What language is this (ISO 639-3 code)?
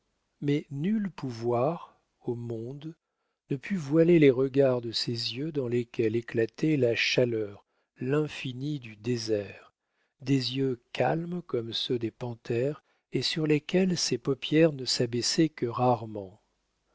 fra